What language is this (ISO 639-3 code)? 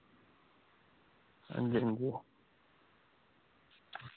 doi